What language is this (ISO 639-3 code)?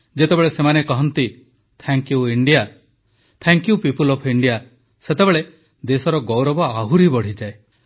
ori